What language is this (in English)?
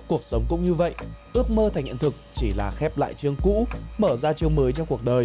Vietnamese